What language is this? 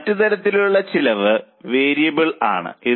Malayalam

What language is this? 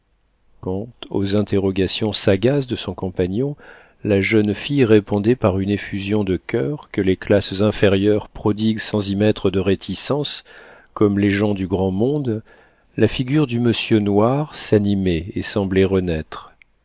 French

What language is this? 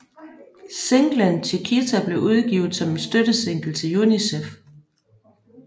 Danish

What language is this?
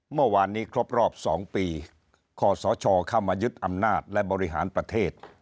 Thai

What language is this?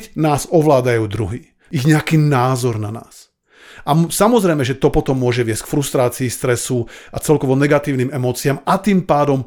Slovak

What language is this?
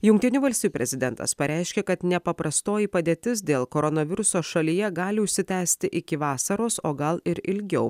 Lithuanian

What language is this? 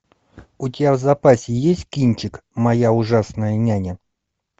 Russian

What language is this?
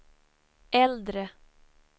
Swedish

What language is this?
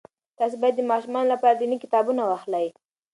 Pashto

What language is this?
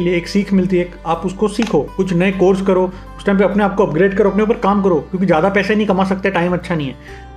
Hindi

